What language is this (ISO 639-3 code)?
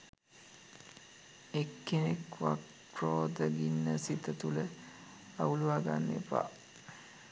sin